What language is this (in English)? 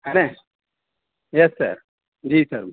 Urdu